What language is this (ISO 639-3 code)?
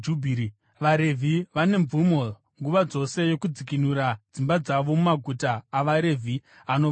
sna